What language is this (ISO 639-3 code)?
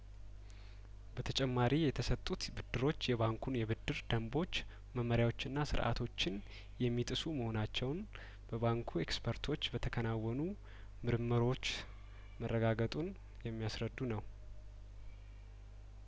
amh